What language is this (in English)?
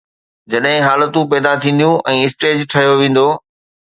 Sindhi